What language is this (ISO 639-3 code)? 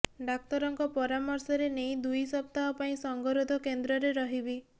ori